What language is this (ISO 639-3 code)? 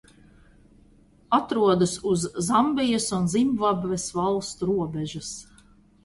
lav